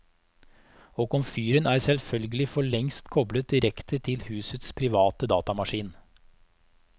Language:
Norwegian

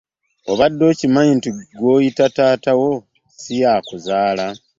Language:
Ganda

